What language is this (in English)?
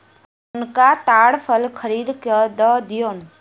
Maithili